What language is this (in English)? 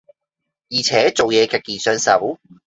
Cantonese